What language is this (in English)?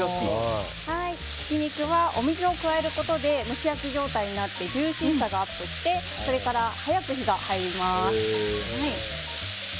Japanese